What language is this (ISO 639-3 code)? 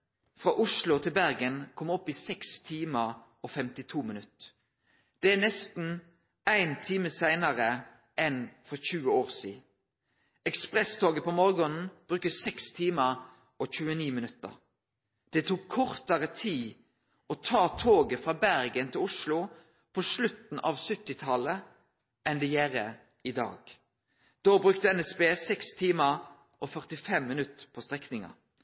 nno